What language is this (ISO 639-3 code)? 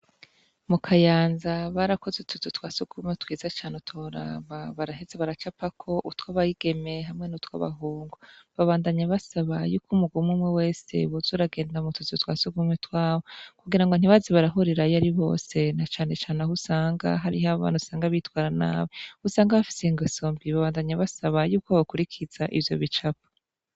run